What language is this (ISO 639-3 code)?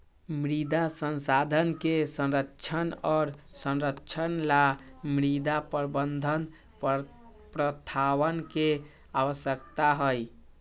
mag